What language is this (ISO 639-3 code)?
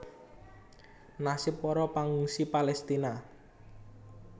jav